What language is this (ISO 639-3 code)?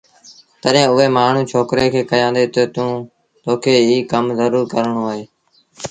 sbn